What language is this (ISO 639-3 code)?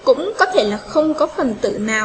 vie